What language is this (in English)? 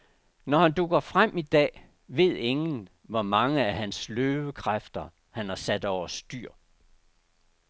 Danish